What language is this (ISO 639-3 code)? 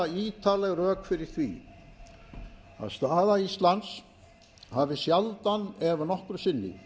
isl